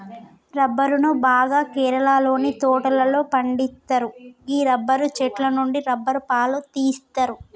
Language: Telugu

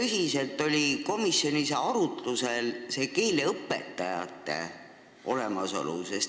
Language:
Estonian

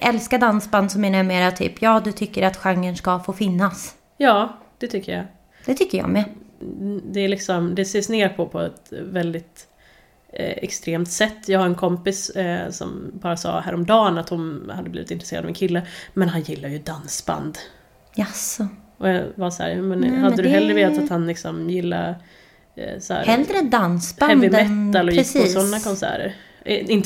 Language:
Swedish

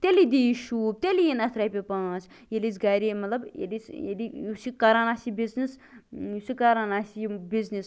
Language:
Kashmiri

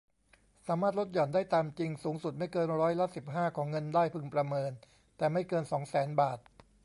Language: Thai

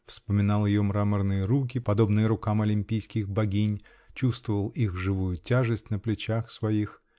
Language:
Russian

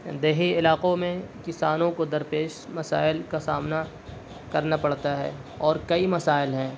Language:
Urdu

